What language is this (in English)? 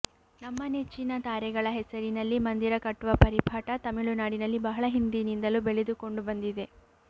Kannada